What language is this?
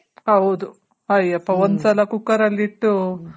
Kannada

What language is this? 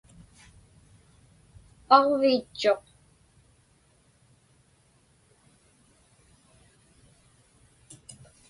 Inupiaq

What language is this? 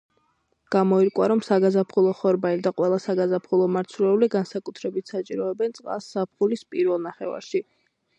Georgian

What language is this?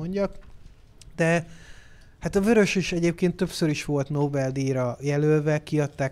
Hungarian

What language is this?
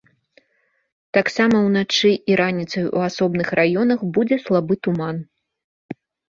Belarusian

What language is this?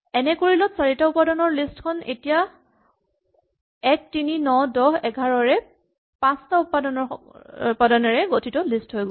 Assamese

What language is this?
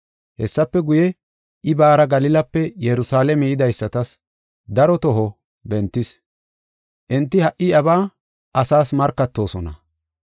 Gofa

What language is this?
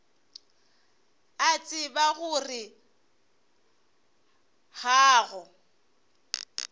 Northern Sotho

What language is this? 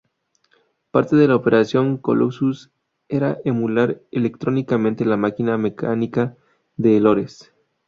Spanish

